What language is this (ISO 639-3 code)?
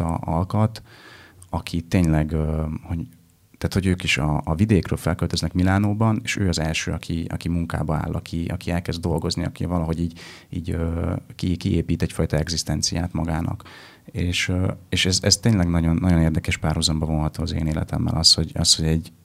hun